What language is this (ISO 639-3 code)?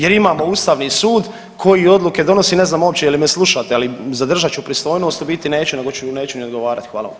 hrv